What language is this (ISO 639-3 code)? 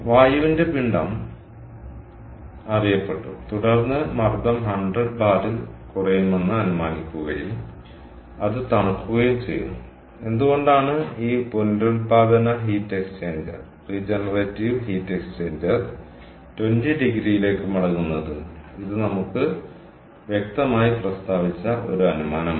mal